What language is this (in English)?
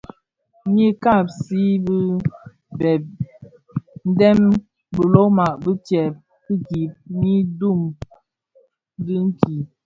Bafia